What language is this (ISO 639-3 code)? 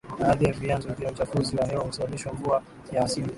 swa